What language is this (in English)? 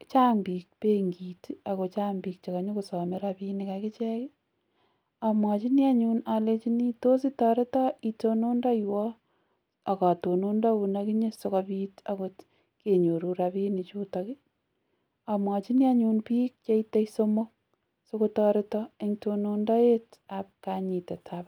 Kalenjin